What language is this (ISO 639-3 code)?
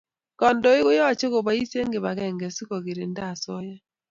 kln